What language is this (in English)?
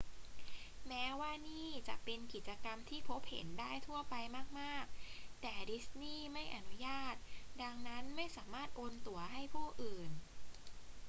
Thai